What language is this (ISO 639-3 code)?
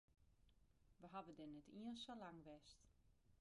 fry